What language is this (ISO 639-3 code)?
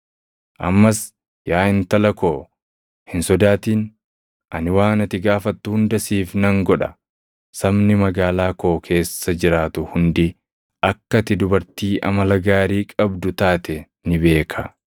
orm